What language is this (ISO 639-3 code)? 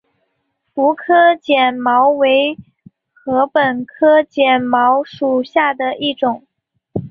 zho